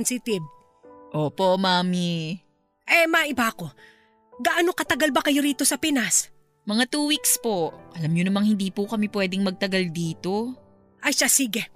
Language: Filipino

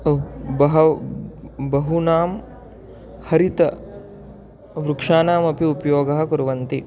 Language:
Sanskrit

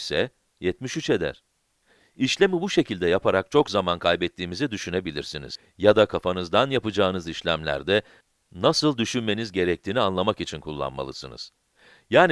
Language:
Turkish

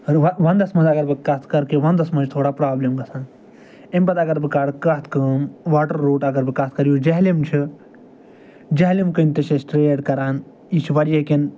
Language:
Kashmiri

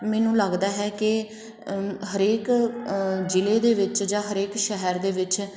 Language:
Punjabi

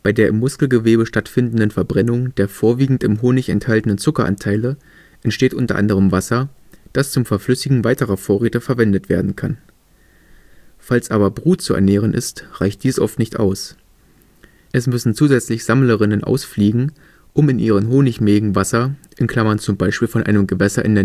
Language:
German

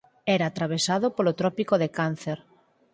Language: Galician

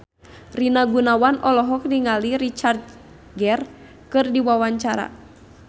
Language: Sundanese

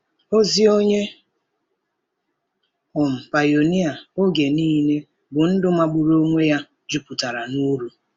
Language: Igbo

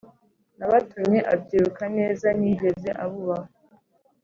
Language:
Kinyarwanda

